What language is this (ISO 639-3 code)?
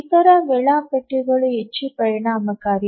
kan